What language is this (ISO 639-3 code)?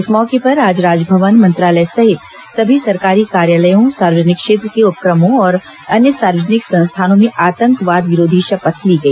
hin